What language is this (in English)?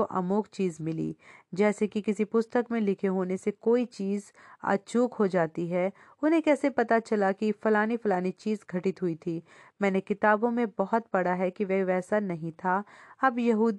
Hindi